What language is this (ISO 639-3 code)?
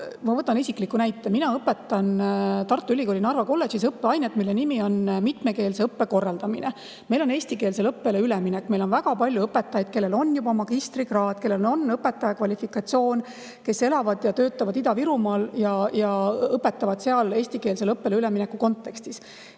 est